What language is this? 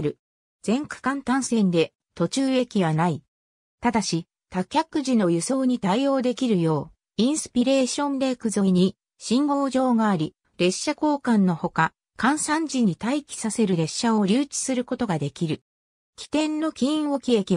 Japanese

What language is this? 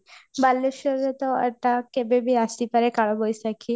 Odia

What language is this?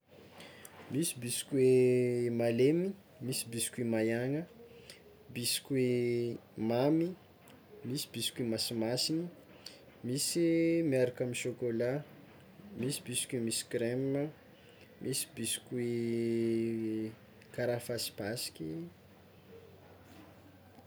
Tsimihety Malagasy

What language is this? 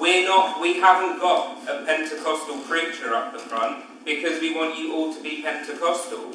English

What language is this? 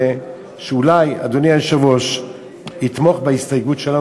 Hebrew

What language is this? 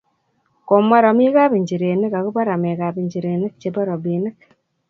Kalenjin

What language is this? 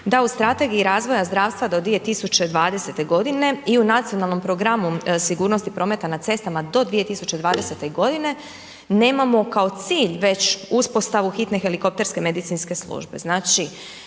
Croatian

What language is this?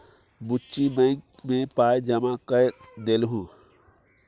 Maithili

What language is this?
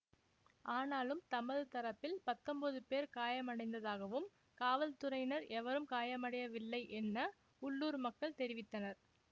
Tamil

